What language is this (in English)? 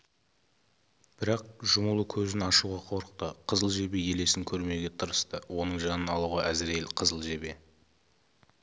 Kazakh